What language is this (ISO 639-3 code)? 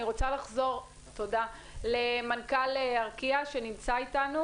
heb